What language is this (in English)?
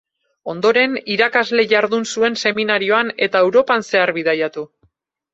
Basque